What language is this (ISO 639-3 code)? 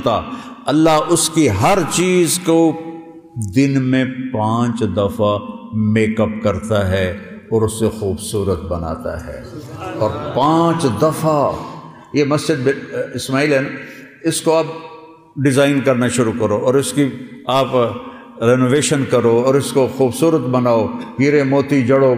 ara